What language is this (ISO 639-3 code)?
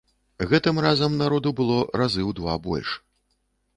bel